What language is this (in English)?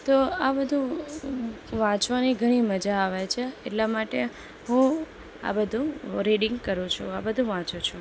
Gujarati